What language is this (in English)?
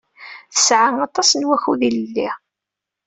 Kabyle